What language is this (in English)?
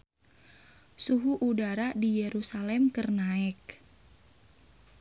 Sundanese